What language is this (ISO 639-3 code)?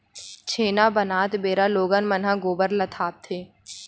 hne